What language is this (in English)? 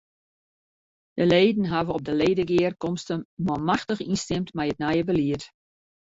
Western Frisian